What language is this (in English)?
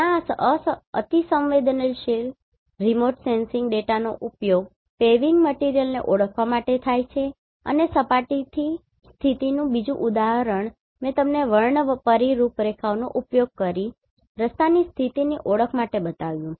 Gujarati